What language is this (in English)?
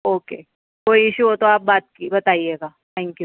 Urdu